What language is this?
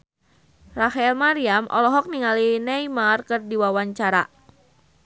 Sundanese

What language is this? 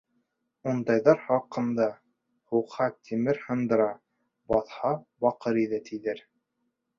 Bashkir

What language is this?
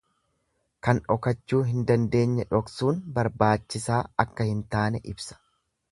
Oromo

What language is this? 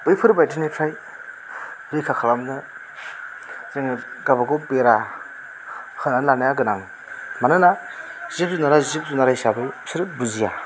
Bodo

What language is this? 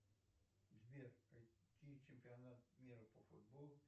Russian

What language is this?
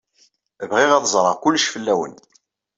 Kabyle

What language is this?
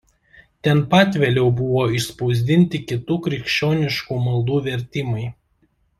Lithuanian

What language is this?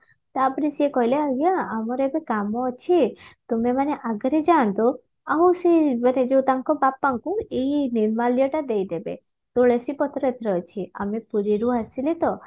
Odia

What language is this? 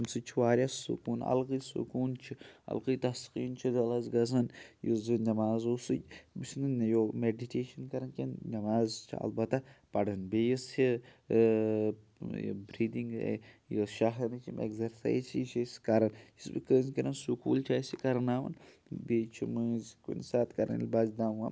Kashmiri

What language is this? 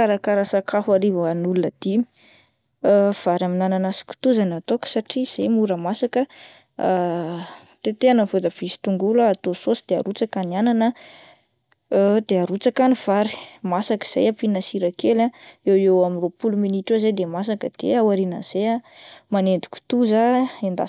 Malagasy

